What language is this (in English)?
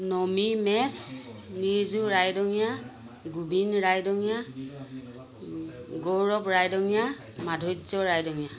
Assamese